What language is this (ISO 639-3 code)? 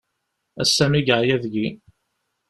kab